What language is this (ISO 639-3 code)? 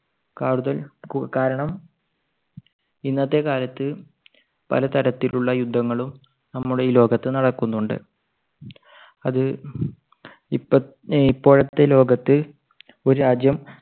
mal